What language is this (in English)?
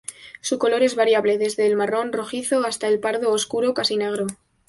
Spanish